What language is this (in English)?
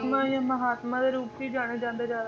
Punjabi